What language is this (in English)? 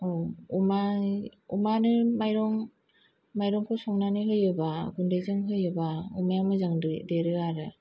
Bodo